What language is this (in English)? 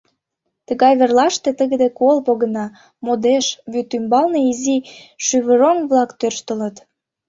Mari